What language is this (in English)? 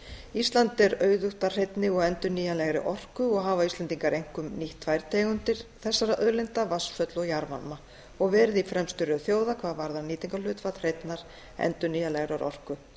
Icelandic